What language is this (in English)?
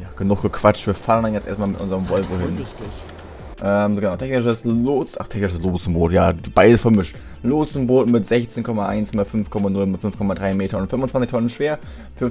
German